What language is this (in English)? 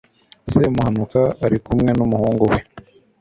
Kinyarwanda